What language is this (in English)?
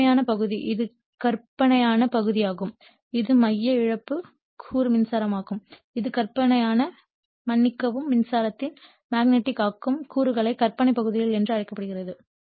Tamil